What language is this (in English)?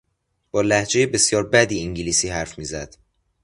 Persian